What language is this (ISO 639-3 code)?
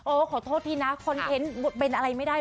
tha